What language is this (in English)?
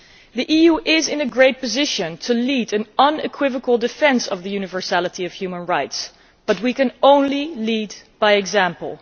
English